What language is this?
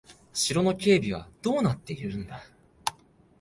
Japanese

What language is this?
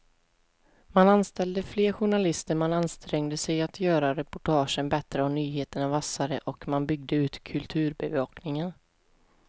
Swedish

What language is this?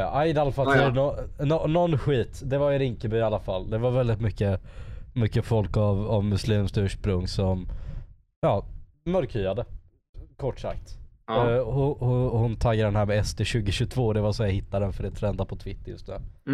Swedish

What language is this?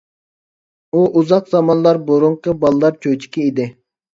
Uyghur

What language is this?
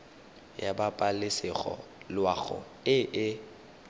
Tswana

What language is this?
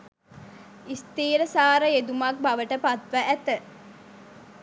Sinhala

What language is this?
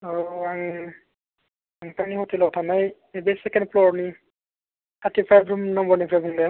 Bodo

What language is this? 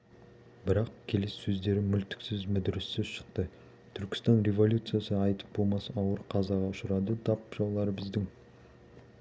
Kazakh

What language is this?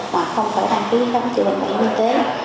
Vietnamese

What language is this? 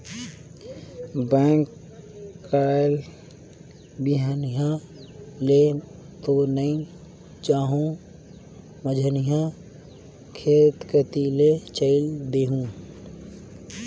Chhattisgarhi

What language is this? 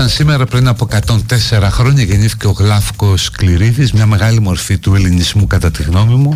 Greek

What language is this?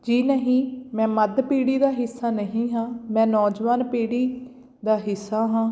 Punjabi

